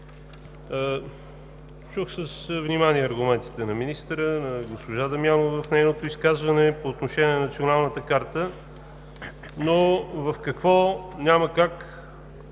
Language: Bulgarian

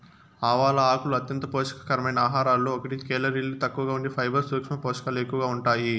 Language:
Telugu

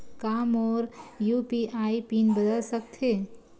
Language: Chhattisgarhi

